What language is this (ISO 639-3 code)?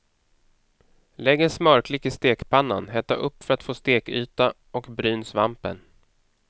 swe